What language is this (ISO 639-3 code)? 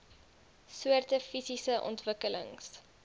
afr